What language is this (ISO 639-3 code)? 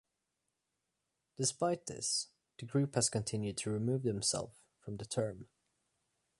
eng